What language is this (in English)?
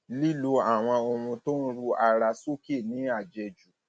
Yoruba